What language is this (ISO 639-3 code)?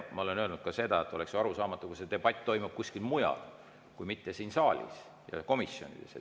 est